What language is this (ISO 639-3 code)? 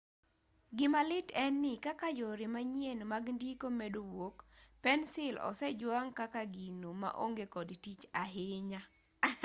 luo